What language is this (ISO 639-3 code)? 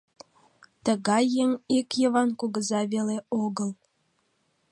chm